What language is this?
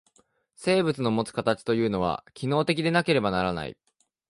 Japanese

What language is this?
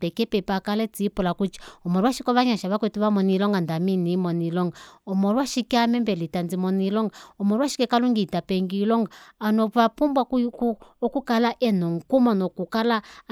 Kuanyama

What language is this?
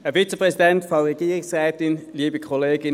Swiss German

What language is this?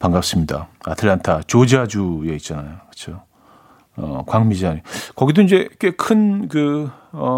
Korean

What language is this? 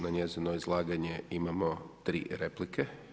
Croatian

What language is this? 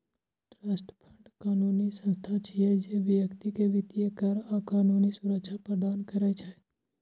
Maithili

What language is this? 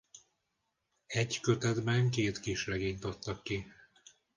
Hungarian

